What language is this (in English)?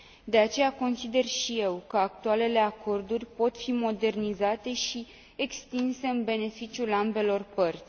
Romanian